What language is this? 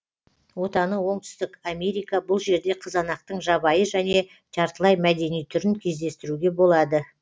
Kazakh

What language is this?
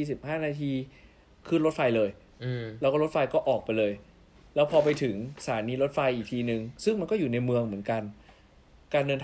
Thai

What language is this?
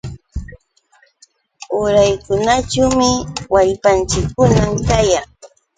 Yauyos Quechua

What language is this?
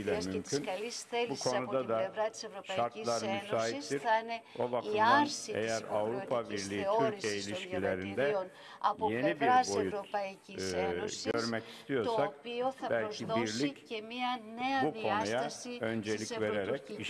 Greek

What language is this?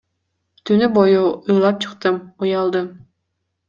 Kyrgyz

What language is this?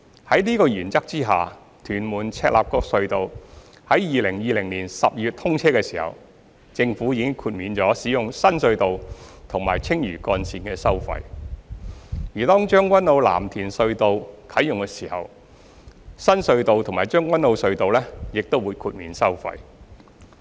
Cantonese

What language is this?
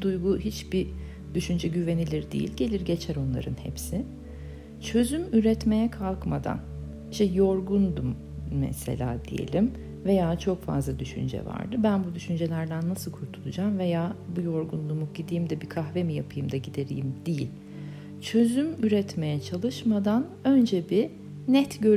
Turkish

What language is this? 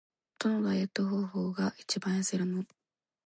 Japanese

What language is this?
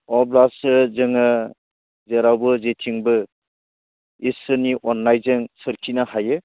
Bodo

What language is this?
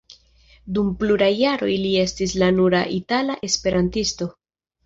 Esperanto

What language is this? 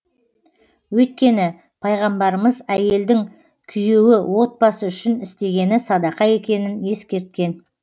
Kazakh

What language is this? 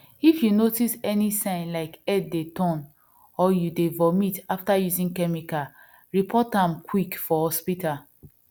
Nigerian Pidgin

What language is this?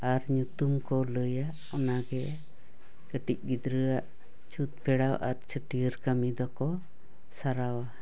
Santali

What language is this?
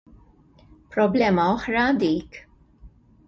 Maltese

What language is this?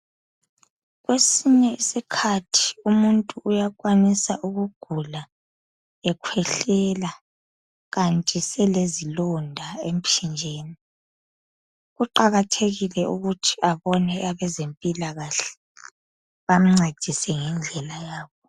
North Ndebele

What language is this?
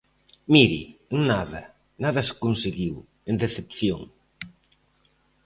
Galician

